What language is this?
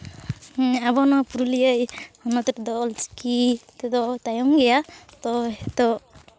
Santali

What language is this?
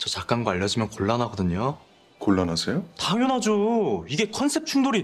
Korean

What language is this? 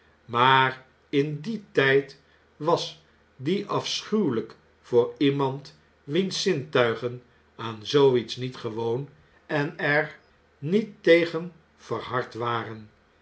Dutch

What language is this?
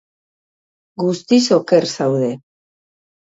Basque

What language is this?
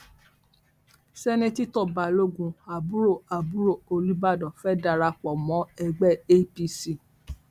Yoruba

